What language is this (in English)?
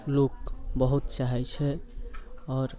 Maithili